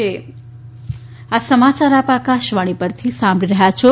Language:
Gujarati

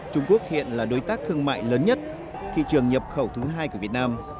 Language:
Vietnamese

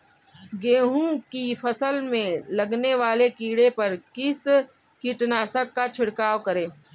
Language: Hindi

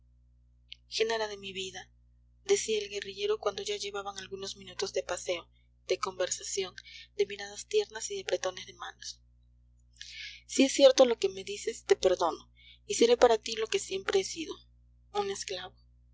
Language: Spanish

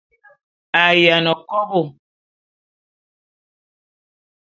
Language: Bulu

